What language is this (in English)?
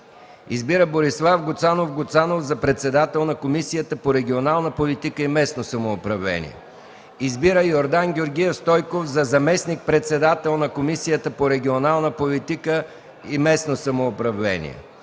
Bulgarian